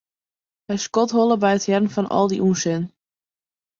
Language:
Western Frisian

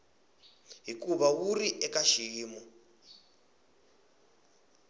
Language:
Tsonga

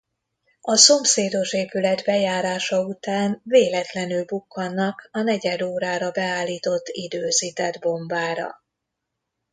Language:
Hungarian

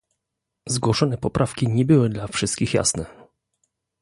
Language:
Polish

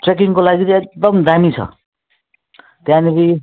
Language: Nepali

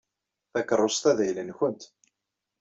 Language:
Kabyle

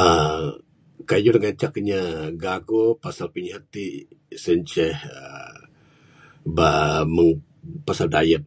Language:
Bukar-Sadung Bidayuh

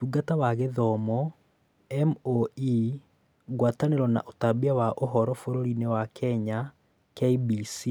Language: Kikuyu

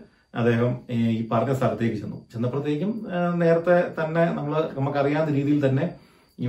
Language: Malayalam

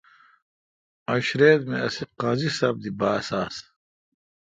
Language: Kalkoti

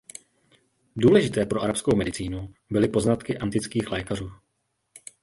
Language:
Czech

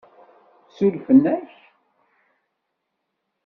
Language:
Kabyle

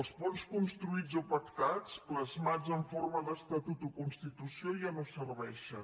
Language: Catalan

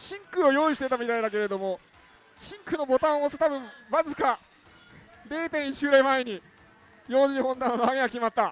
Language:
Japanese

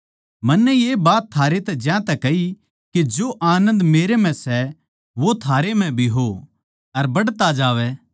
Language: Haryanvi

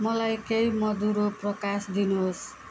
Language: Nepali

